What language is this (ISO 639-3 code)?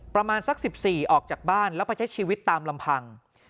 tha